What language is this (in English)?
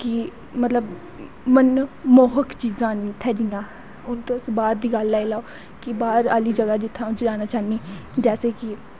Dogri